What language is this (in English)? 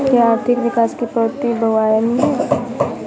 Hindi